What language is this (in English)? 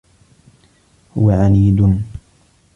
Arabic